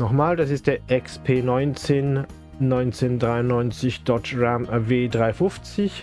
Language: German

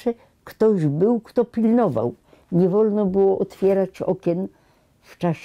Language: Polish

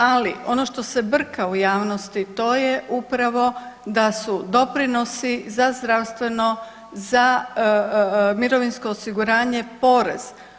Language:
Croatian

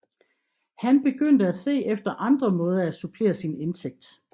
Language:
Danish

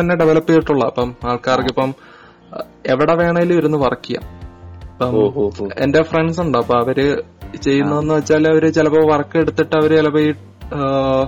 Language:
Malayalam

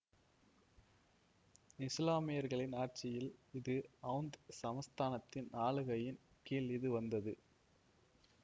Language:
Tamil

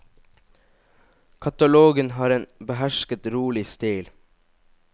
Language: Norwegian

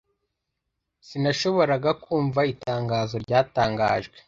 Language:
Kinyarwanda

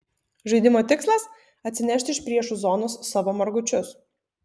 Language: Lithuanian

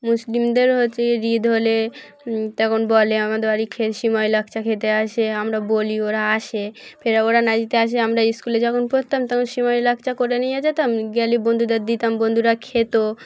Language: Bangla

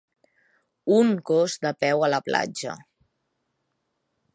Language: Catalan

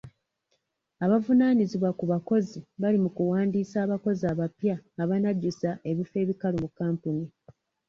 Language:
Ganda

